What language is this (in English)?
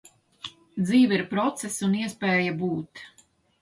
Latvian